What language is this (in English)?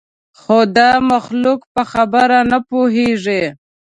Pashto